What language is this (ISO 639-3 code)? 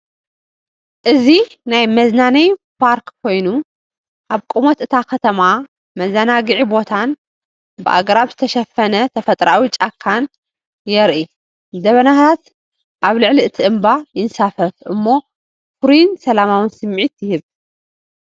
tir